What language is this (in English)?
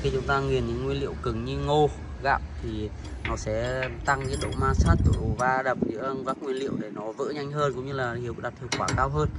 Vietnamese